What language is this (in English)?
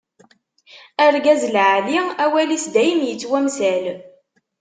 Kabyle